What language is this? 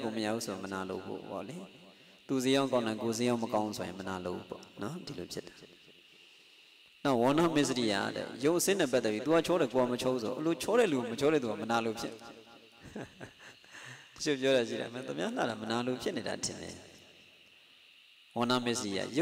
Indonesian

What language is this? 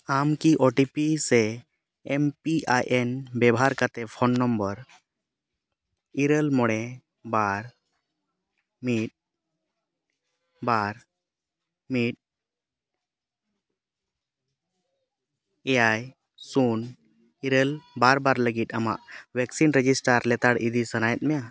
Santali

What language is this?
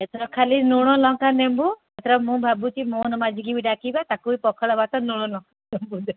Odia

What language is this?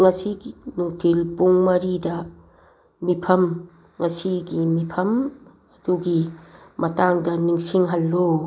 Manipuri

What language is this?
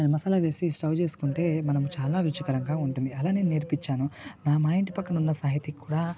Telugu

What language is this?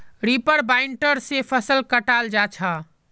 Magahi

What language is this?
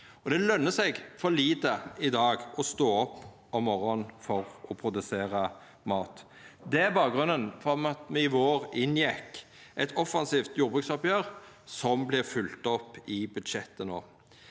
Norwegian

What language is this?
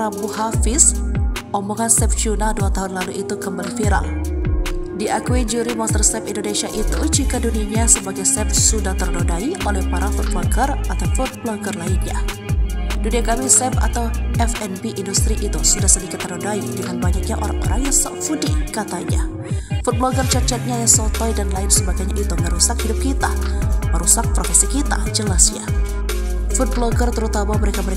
Indonesian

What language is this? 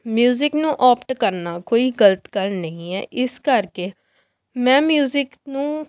Punjabi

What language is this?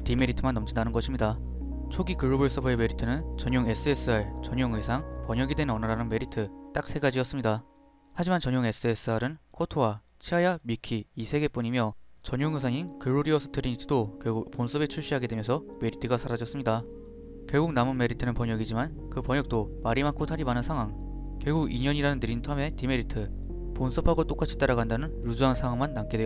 Korean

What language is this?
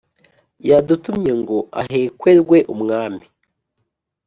Kinyarwanda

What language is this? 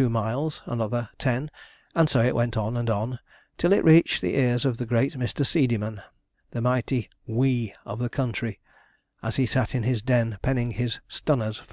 English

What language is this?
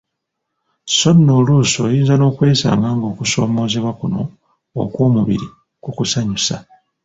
Ganda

